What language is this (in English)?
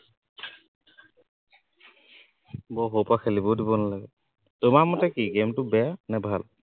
Assamese